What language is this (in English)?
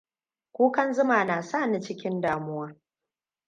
Hausa